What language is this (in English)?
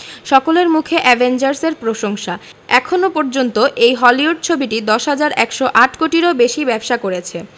Bangla